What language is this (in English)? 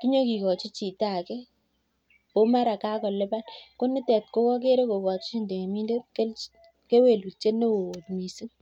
Kalenjin